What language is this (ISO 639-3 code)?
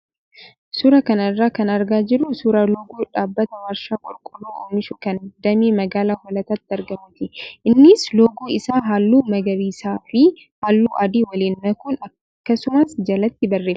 orm